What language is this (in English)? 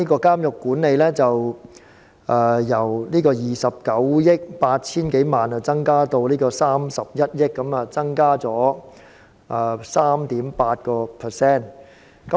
Cantonese